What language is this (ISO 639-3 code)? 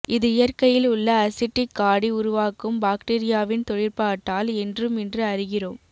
tam